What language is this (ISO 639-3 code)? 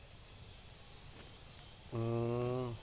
ben